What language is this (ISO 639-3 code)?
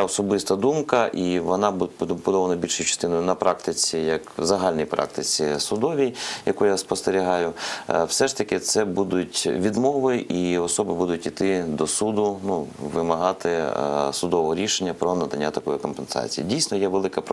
ukr